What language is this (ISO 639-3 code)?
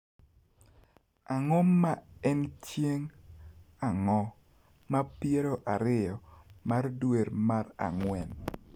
luo